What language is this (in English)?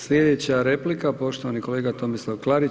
Croatian